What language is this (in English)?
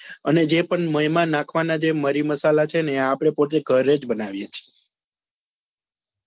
Gujarati